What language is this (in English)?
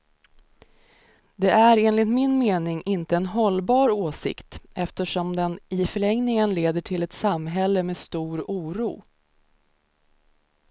Swedish